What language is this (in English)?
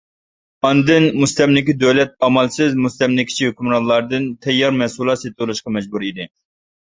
Uyghur